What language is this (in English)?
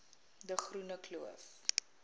Afrikaans